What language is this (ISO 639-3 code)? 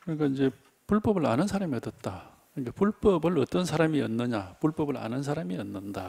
kor